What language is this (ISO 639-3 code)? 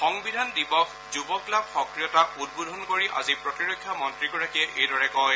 asm